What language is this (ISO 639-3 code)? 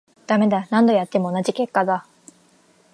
jpn